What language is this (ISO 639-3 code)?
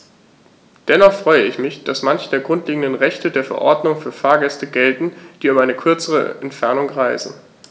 deu